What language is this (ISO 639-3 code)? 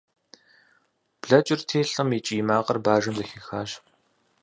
kbd